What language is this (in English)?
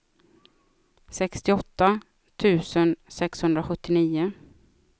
Swedish